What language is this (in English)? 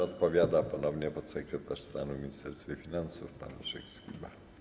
Polish